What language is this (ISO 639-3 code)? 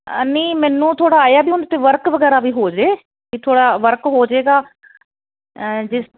pan